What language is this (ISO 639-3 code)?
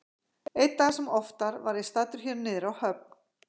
isl